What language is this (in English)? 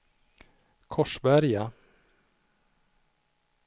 Swedish